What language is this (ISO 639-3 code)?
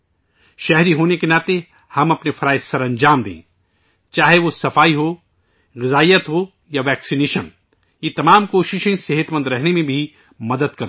urd